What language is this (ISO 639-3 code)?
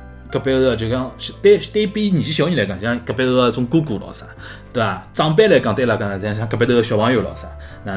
zho